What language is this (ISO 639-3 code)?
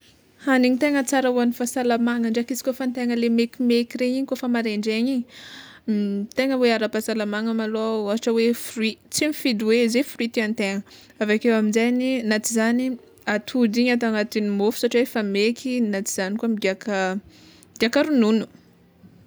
xmw